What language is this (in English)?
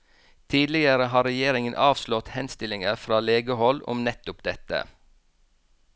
Norwegian